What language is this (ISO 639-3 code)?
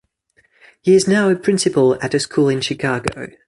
eng